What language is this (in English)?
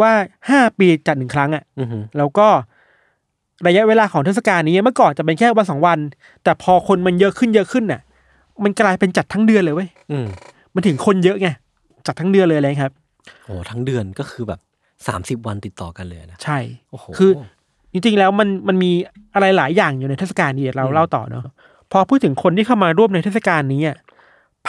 Thai